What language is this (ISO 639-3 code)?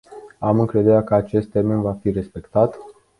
ron